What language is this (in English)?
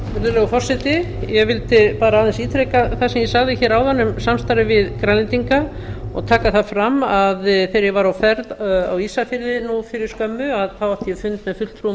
Icelandic